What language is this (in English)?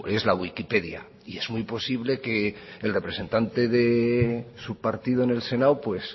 Spanish